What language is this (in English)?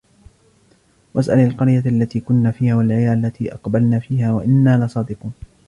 Arabic